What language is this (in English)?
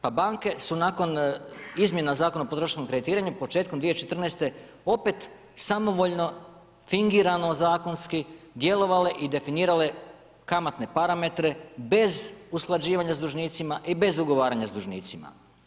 Croatian